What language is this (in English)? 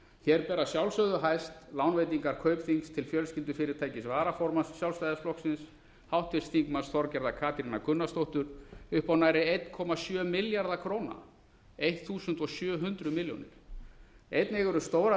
Icelandic